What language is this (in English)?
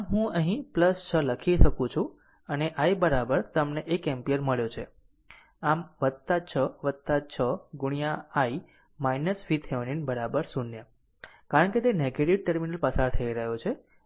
Gujarati